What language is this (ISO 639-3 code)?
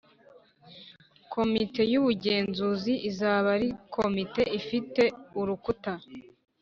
kin